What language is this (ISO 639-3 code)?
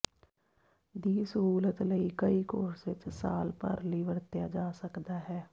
pan